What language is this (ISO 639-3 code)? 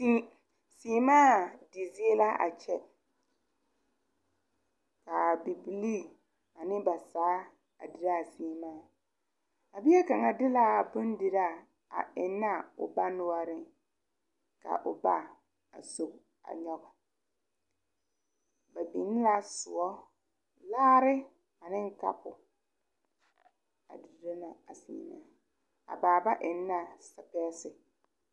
dga